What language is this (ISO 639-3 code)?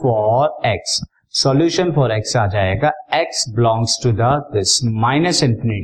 hin